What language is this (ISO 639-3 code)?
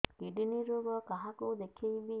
ori